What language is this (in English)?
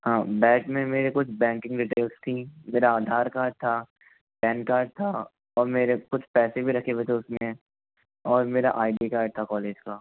Hindi